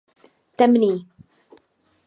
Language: Czech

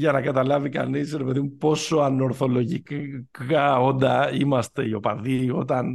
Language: Greek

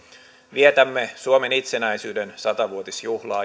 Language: Finnish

